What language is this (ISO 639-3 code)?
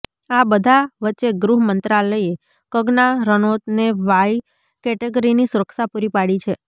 guj